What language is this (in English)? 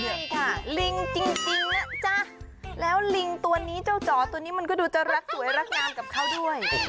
Thai